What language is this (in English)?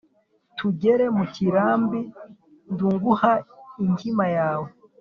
Kinyarwanda